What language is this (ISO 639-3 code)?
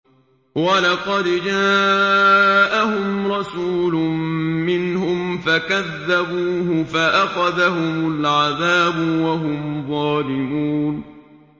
ara